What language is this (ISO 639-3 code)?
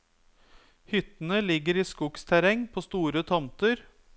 nor